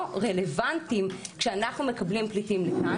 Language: Hebrew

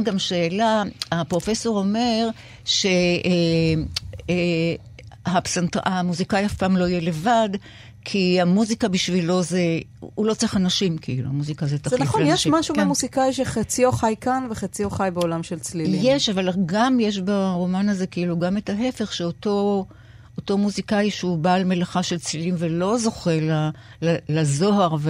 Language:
Hebrew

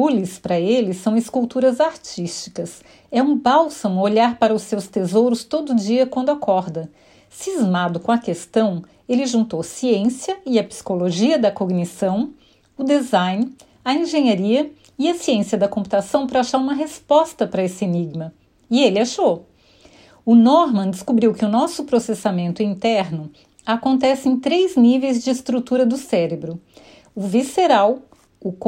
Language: Portuguese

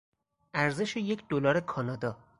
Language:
Persian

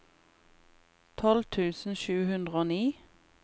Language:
Norwegian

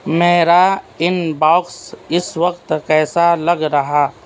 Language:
Urdu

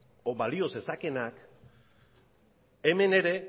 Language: Basque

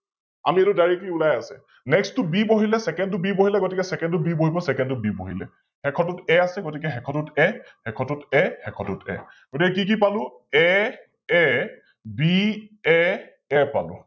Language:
Assamese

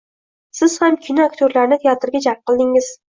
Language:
Uzbek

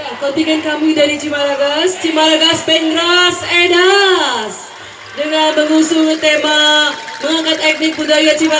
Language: Indonesian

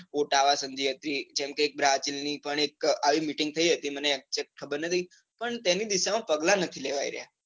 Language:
Gujarati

